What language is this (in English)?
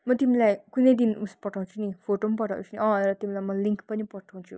Nepali